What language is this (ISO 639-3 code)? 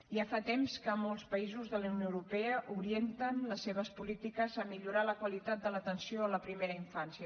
cat